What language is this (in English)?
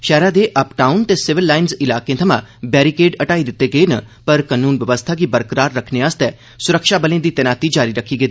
Dogri